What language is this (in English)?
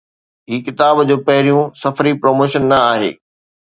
Sindhi